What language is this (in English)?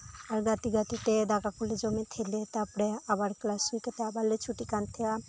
Santali